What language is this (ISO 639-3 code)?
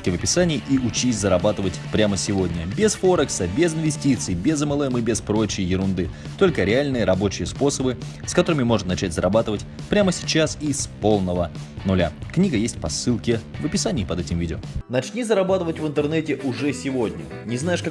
rus